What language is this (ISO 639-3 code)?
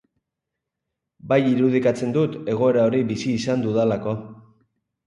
eus